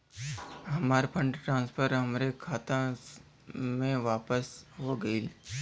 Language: Bhojpuri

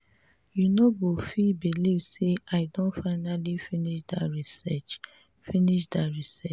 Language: Nigerian Pidgin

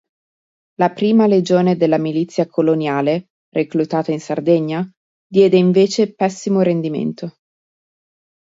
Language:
Italian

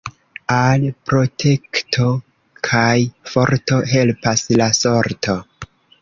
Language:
Esperanto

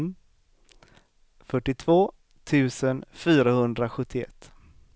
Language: Swedish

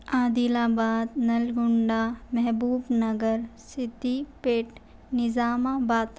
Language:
Urdu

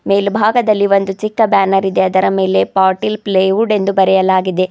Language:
Kannada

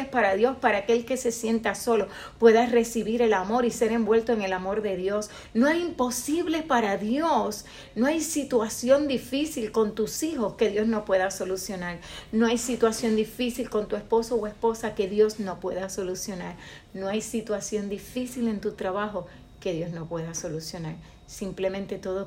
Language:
Spanish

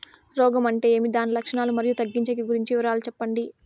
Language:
Telugu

